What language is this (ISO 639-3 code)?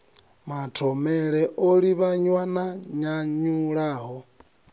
ven